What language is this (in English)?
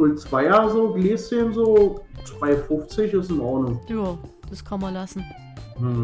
German